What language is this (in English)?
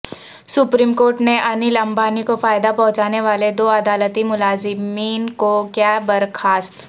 Urdu